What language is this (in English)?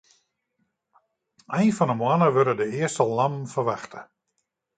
Western Frisian